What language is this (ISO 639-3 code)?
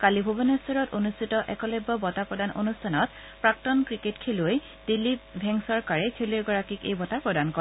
asm